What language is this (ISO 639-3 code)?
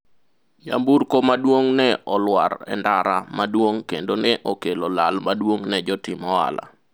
luo